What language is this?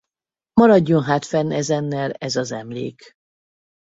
Hungarian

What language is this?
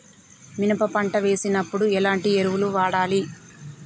Telugu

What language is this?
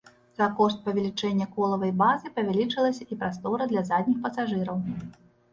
Belarusian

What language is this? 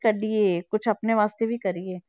Punjabi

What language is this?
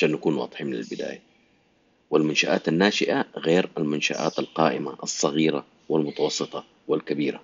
Arabic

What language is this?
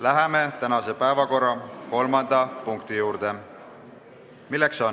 Estonian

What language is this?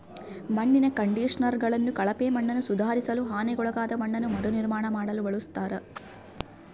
Kannada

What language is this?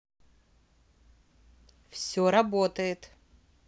Russian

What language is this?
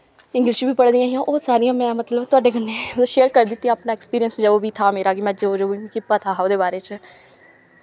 Dogri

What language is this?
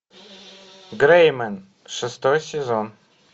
Russian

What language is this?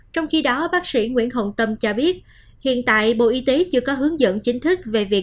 Vietnamese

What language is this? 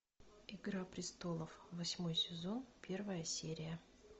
Russian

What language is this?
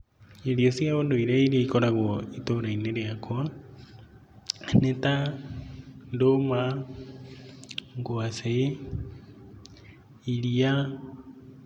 Kikuyu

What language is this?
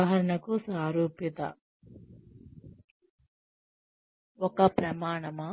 Telugu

